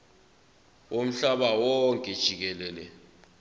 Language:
Zulu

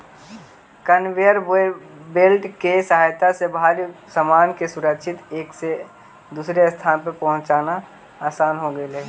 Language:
Magahi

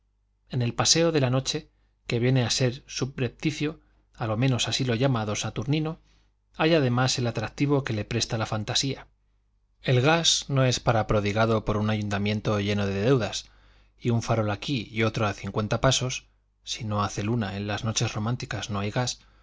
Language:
Spanish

